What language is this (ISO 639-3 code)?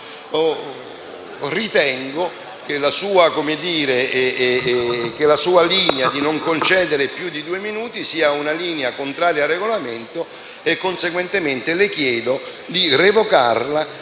ita